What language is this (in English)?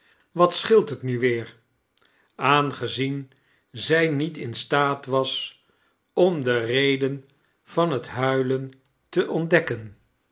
Dutch